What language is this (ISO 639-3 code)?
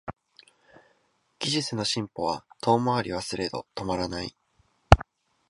jpn